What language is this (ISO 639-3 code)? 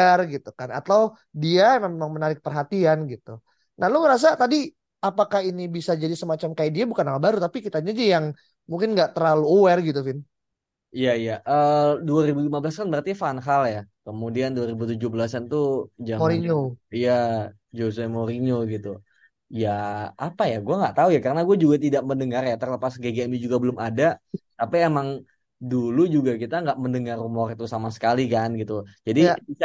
ind